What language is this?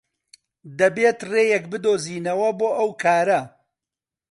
Central Kurdish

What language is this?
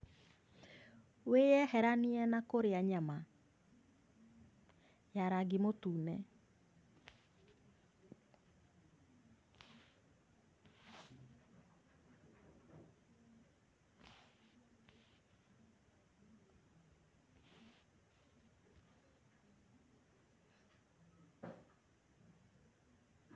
Kikuyu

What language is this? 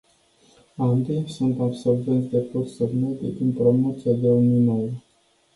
Romanian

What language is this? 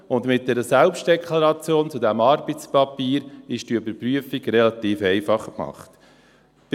Swiss German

